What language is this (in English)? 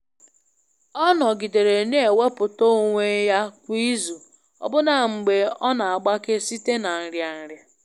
Igbo